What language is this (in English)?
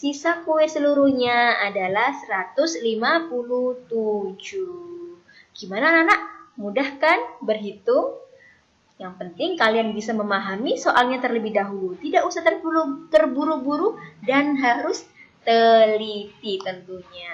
Indonesian